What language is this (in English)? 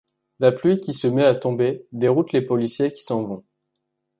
French